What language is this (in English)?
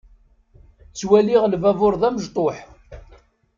Kabyle